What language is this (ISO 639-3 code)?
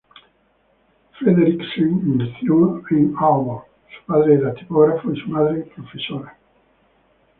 spa